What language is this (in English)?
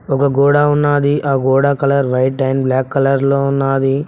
Telugu